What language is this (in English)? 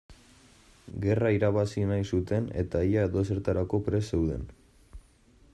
Basque